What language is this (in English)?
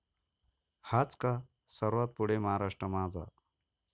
Marathi